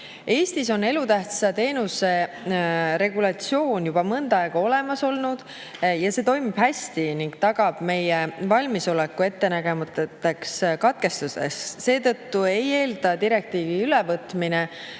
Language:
Estonian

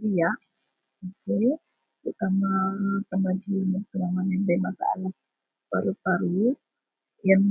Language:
Central Melanau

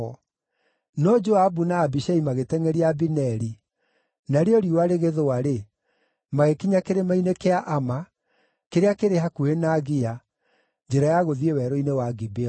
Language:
Kikuyu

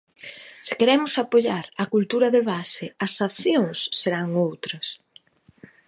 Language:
Galician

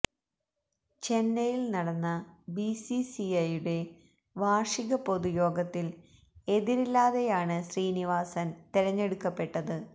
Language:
Malayalam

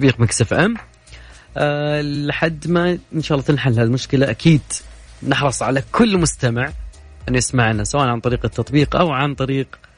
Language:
Arabic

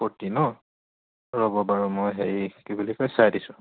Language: Assamese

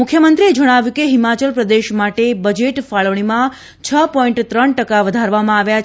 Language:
Gujarati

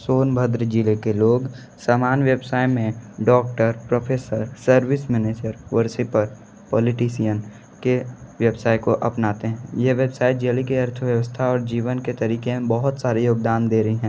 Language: Hindi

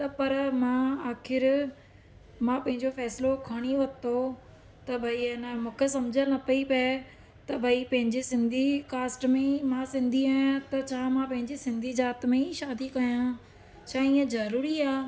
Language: Sindhi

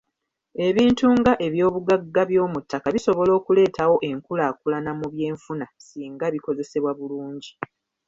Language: Ganda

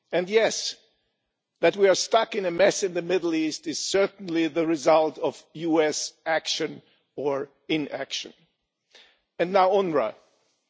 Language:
English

